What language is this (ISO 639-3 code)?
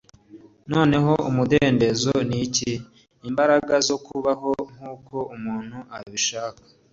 kin